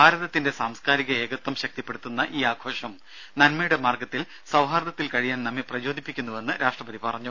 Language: Malayalam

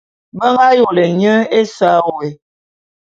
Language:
Bulu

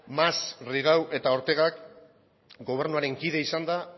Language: Basque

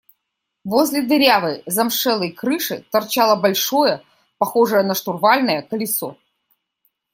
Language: Russian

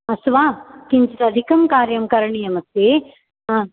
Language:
Sanskrit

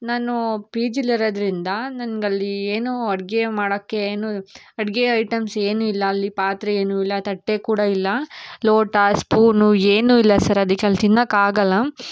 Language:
Kannada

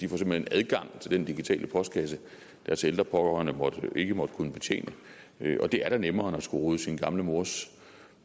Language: Danish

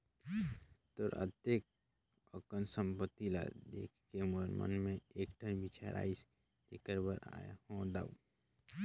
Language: Chhattisgarhi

